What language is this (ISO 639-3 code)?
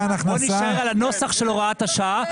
heb